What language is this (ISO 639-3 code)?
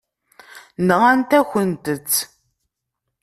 kab